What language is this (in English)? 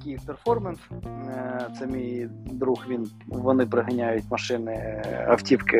Ukrainian